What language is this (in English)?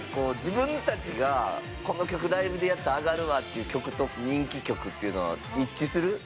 Japanese